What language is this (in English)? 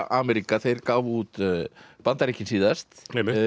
Icelandic